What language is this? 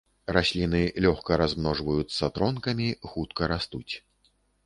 Belarusian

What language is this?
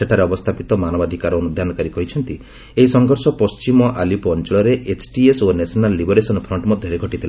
Odia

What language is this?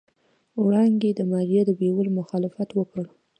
Pashto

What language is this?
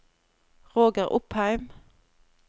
Norwegian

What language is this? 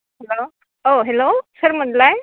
Bodo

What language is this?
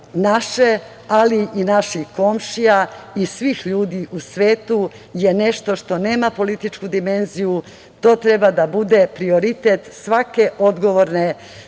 Serbian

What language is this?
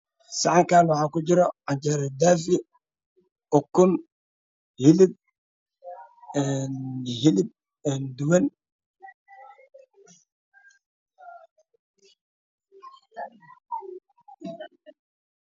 Somali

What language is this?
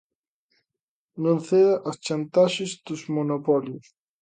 Galician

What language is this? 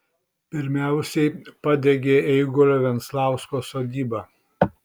Lithuanian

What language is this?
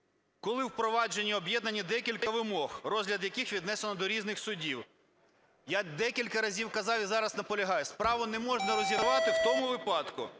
Ukrainian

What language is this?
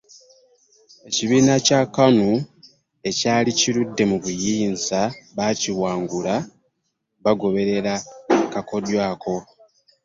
Ganda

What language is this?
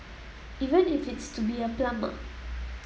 English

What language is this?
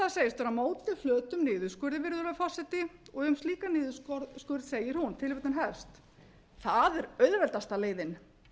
Icelandic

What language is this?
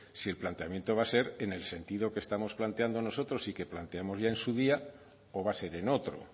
Spanish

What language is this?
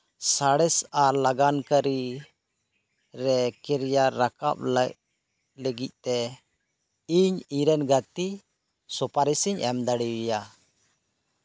Santali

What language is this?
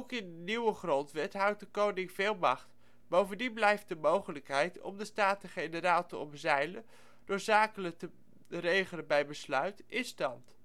Dutch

